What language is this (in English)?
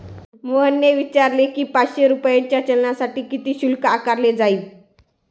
Marathi